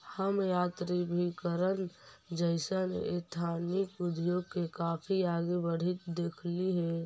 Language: Magahi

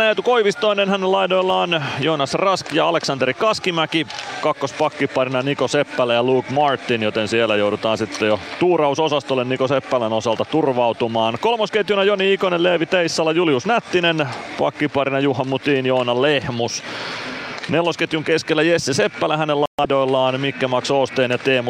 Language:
Finnish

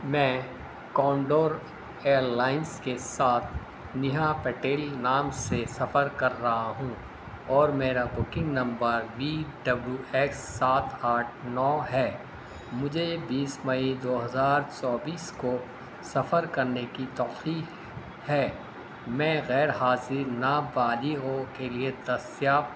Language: Urdu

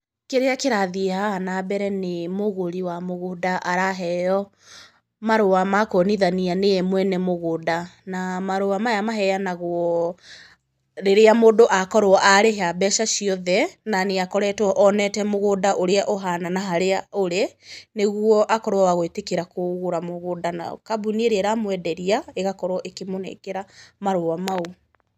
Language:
Kikuyu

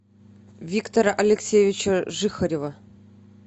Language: Russian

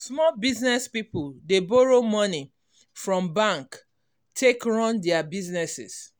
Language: Nigerian Pidgin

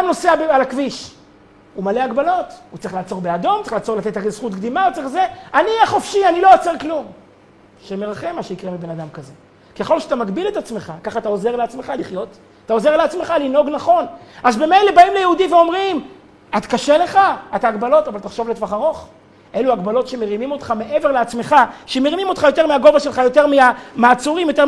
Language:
Hebrew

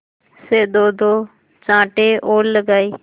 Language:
Hindi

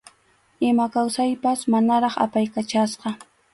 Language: Arequipa-La Unión Quechua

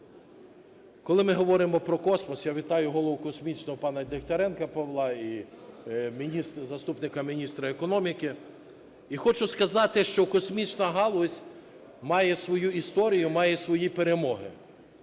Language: Ukrainian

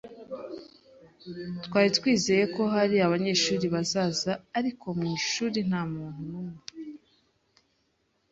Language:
Kinyarwanda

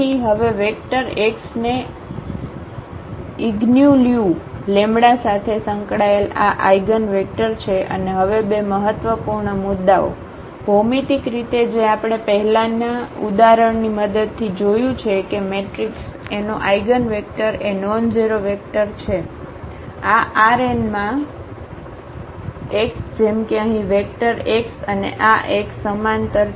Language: Gujarati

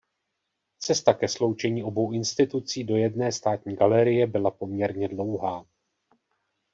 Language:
Czech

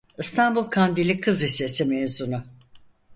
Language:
Turkish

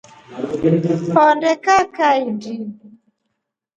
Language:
Rombo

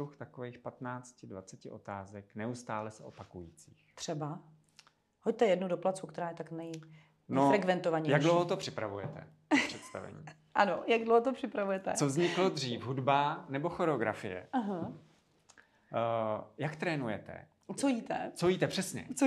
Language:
Czech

